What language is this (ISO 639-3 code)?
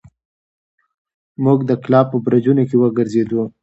pus